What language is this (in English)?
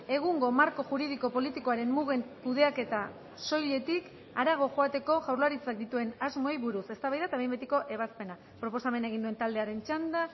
Basque